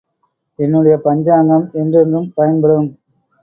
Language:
Tamil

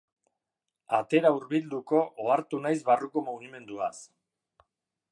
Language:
Basque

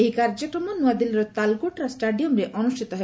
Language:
Odia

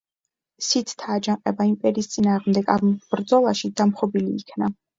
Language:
Georgian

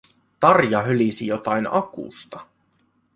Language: Finnish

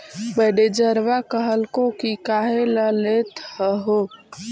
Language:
Magahi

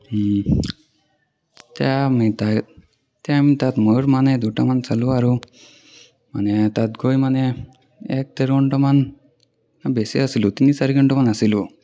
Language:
Assamese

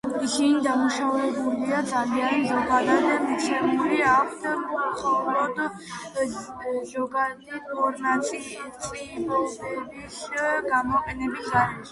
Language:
Georgian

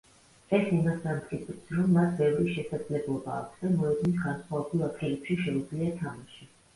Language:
Georgian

